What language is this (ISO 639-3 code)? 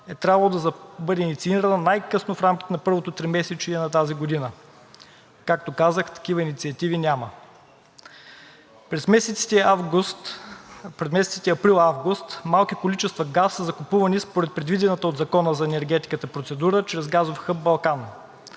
bul